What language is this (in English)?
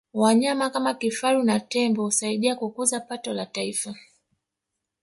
Swahili